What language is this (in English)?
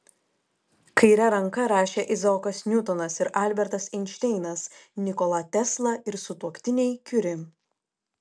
Lithuanian